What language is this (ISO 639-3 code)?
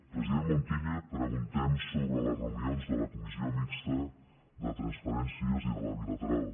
cat